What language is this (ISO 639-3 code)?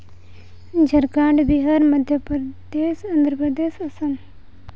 sat